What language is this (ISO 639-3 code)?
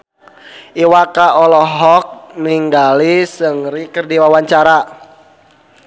sun